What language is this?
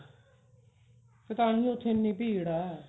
Punjabi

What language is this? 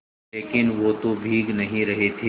Hindi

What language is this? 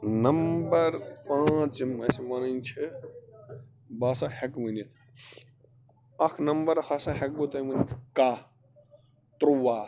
Kashmiri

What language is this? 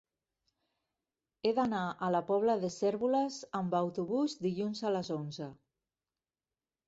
Catalan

